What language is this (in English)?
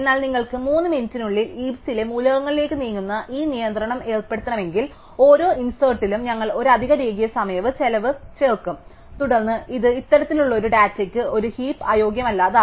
Malayalam